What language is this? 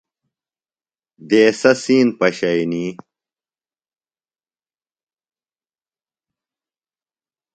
Phalura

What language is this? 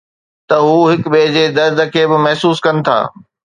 Sindhi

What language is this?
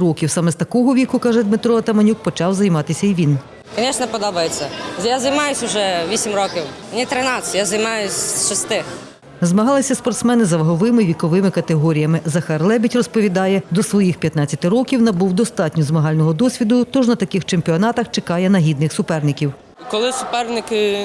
Ukrainian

